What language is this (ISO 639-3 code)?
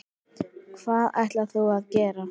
isl